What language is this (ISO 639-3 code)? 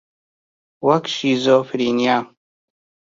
ckb